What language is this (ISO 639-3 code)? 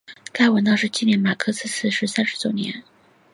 zho